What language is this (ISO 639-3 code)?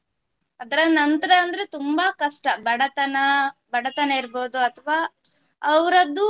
kan